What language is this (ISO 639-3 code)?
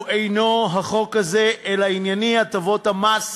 heb